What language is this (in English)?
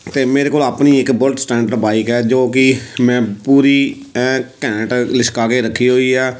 Punjabi